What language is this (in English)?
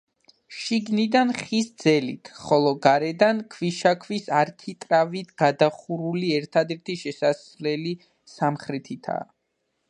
Georgian